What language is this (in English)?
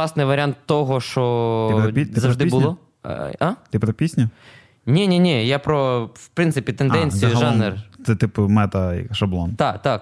Ukrainian